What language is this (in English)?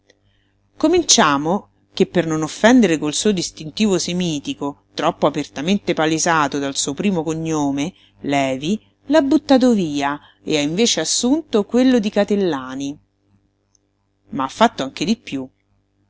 Italian